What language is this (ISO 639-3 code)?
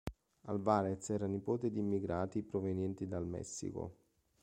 ita